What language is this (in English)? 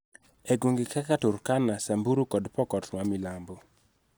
Luo (Kenya and Tanzania)